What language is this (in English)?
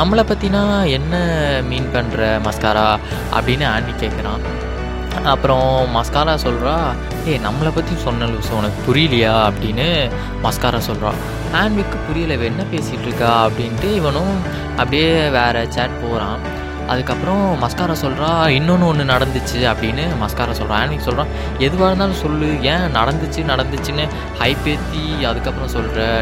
Tamil